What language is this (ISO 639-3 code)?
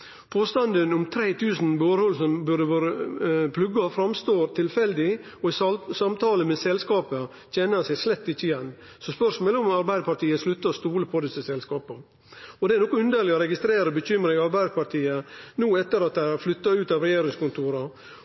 nno